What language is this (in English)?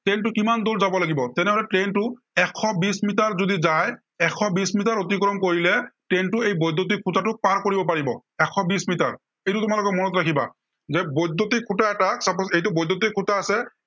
Assamese